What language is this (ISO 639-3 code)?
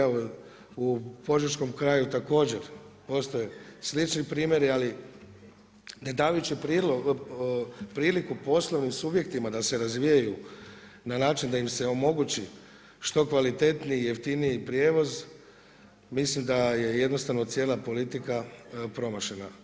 hrv